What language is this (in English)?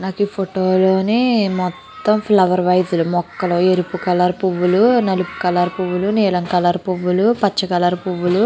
Telugu